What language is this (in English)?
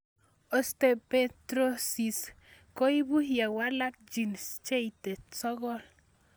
Kalenjin